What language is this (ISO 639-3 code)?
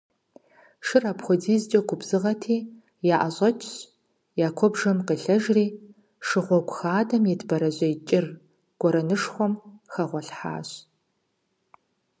kbd